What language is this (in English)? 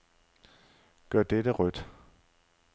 Danish